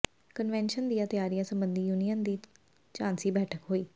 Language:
Punjabi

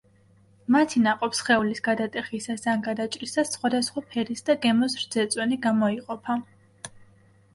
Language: Georgian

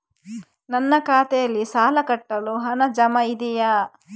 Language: Kannada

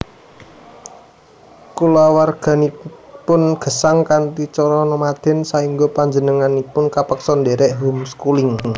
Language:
Javanese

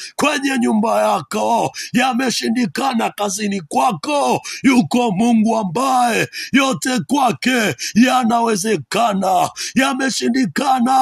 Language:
Swahili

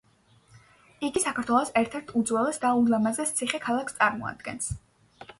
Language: Georgian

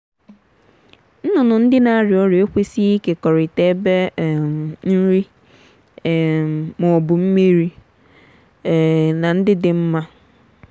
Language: Igbo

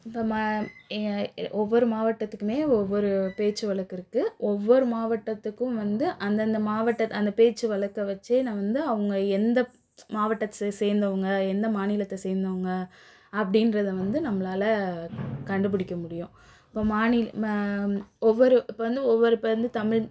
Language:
Tamil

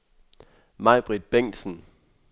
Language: Danish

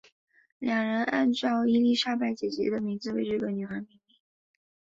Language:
Chinese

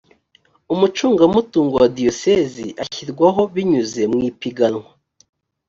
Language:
Kinyarwanda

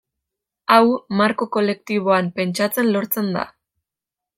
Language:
Basque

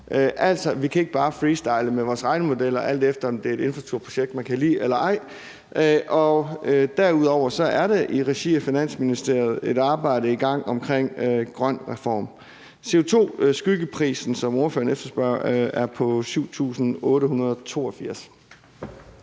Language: Danish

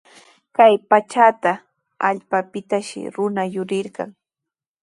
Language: Sihuas Ancash Quechua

